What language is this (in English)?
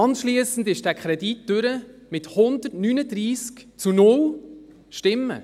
Swiss German